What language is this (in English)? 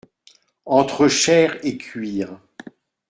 French